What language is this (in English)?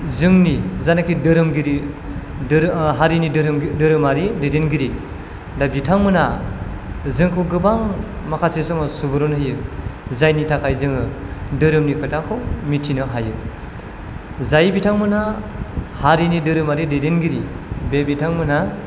Bodo